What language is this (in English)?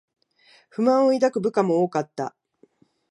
Japanese